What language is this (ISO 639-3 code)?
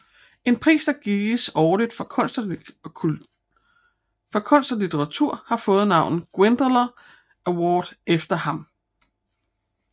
dan